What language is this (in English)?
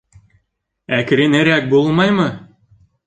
Bashkir